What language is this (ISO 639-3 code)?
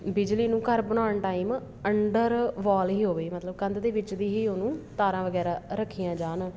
pan